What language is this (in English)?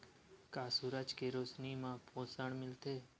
Chhattisgarhi